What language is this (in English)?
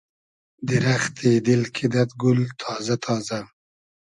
Hazaragi